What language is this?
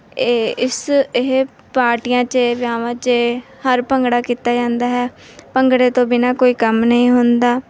Punjabi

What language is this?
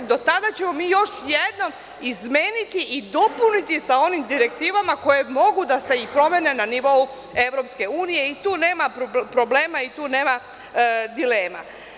Serbian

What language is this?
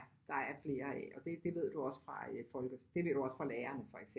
Danish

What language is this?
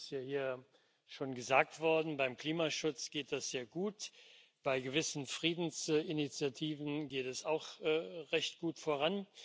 German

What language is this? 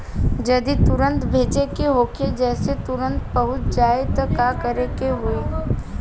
Bhojpuri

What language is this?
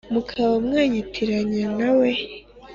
Kinyarwanda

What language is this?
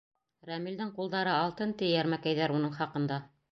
Bashkir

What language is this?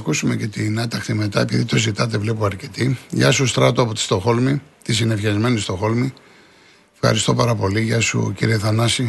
Greek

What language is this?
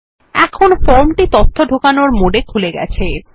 Bangla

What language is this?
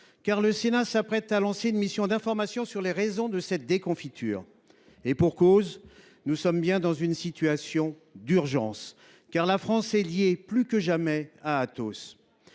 French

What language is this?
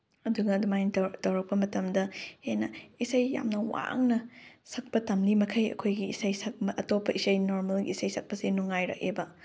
Manipuri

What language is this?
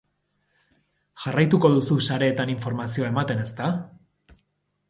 Basque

